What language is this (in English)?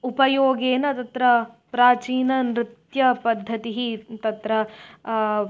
Sanskrit